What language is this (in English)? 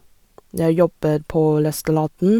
Norwegian